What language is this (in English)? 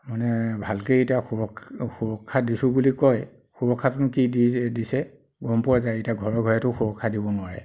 Assamese